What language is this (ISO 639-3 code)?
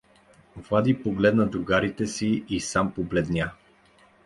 bul